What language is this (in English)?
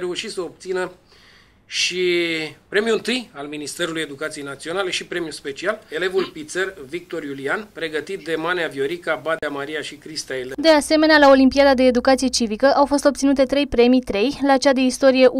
Romanian